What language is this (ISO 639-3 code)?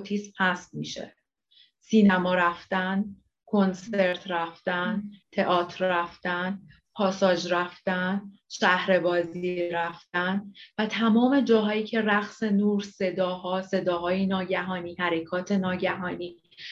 fas